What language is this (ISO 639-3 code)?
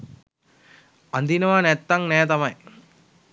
sin